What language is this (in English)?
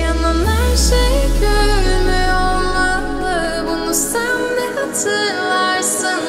Arabic